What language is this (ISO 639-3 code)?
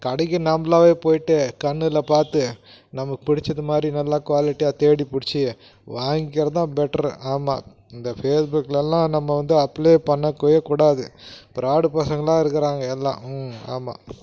tam